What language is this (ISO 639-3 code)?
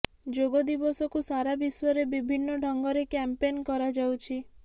ori